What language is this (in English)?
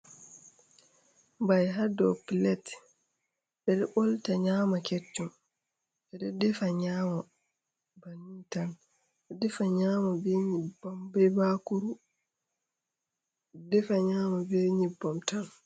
Fula